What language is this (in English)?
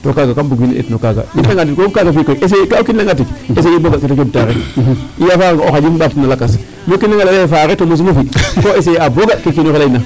Serer